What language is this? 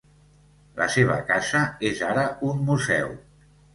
Catalan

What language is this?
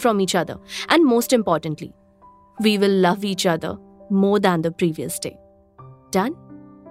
Hindi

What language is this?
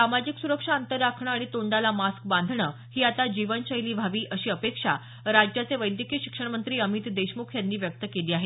Marathi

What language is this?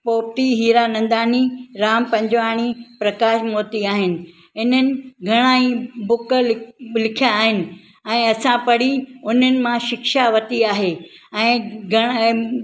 Sindhi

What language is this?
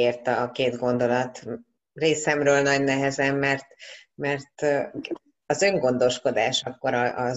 Hungarian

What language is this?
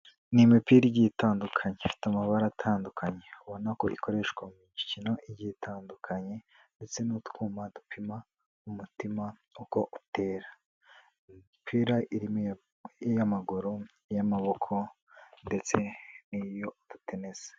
Kinyarwanda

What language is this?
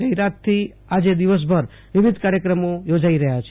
Gujarati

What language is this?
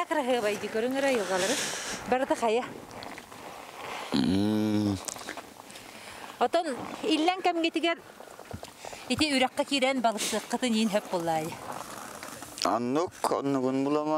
Arabic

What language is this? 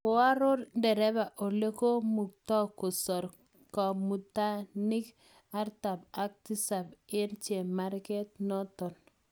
Kalenjin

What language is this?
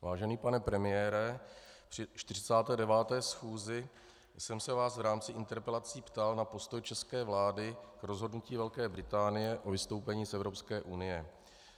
Czech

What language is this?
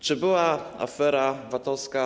Polish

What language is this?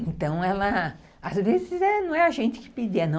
Portuguese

